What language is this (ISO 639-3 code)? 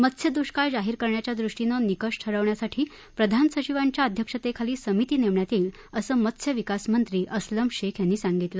mar